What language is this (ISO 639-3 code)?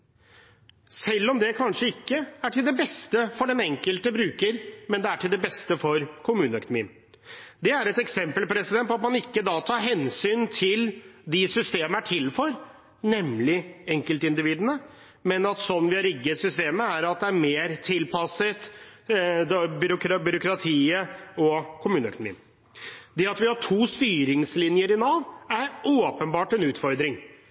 nob